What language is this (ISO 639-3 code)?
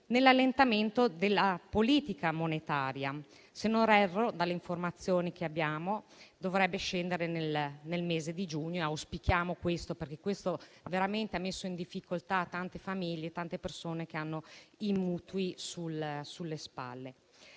ita